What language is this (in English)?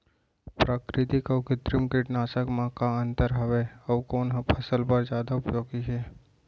Chhattisgarhi